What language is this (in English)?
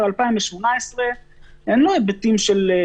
Hebrew